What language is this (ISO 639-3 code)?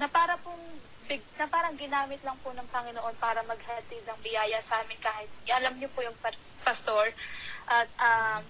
fil